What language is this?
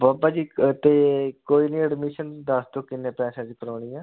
Punjabi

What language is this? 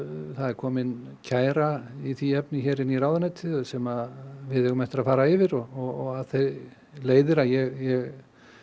Icelandic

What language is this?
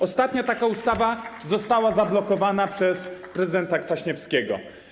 Polish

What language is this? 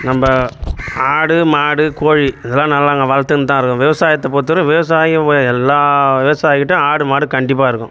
Tamil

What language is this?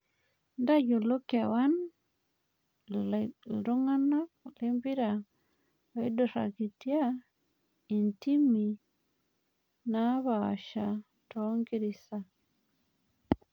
Masai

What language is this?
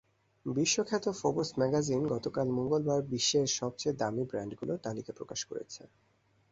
Bangla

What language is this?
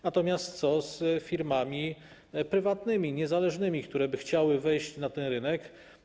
Polish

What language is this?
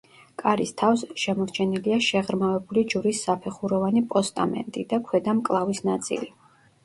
Georgian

